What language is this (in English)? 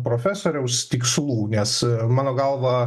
Lithuanian